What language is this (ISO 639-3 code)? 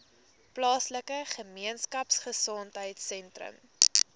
afr